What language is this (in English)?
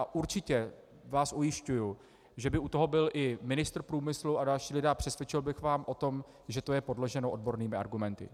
Czech